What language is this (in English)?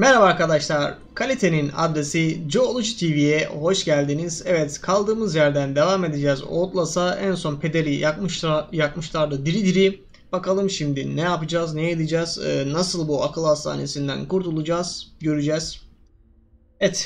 Turkish